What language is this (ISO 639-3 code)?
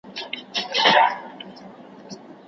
pus